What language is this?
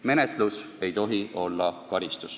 Estonian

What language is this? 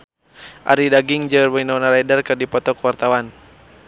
Sundanese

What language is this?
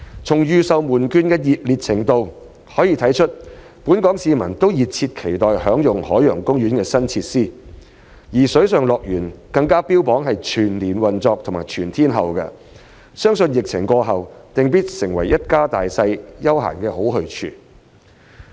Cantonese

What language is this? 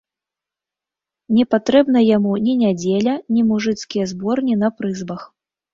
Belarusian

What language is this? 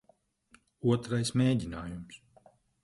Latvian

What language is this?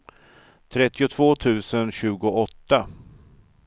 Swedish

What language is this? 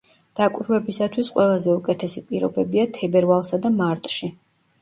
Georgian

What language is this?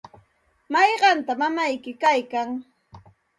Santa Ana de Tusi Pasco Quechua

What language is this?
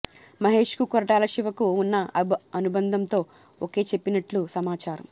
Telugu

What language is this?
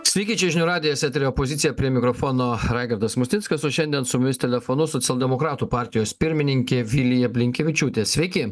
Lithuanian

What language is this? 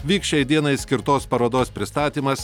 Lithuanian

